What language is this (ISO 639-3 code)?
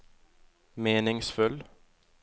nor